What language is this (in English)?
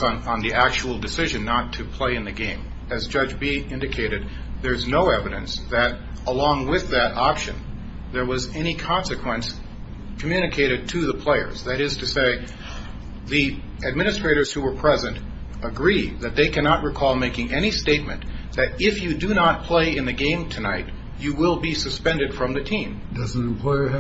English